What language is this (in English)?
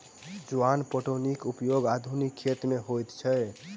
Maithili